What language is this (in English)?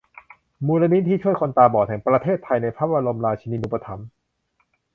Thai